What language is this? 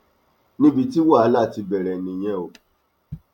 Yoruba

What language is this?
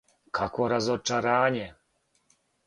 Serbian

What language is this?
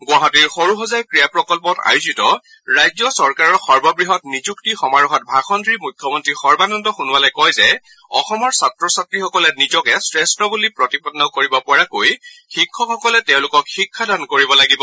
Assamese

